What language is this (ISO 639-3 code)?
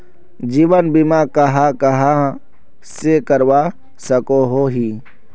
mag